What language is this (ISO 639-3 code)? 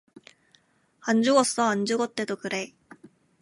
kor